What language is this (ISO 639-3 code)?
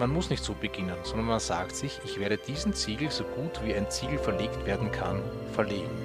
deu